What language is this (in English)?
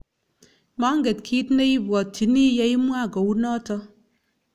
Kalenjin